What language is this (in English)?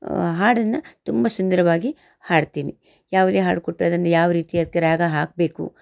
Kannada